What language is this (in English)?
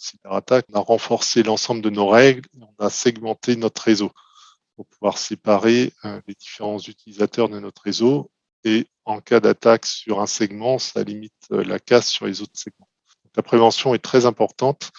French